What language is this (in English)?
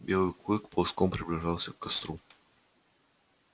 Russian